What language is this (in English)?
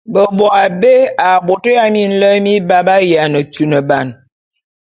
Bulu